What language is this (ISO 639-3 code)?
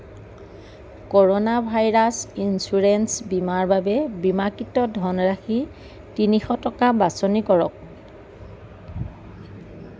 asm